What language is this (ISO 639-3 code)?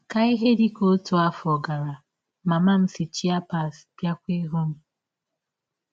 ibo